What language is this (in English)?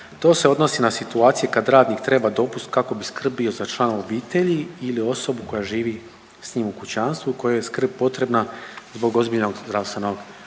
Croatian